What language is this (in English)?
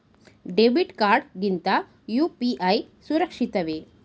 Kannada